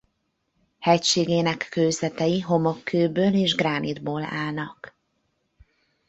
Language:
Hungarian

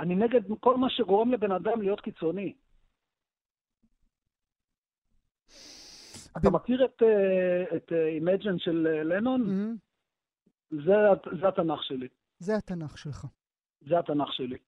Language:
Hebrew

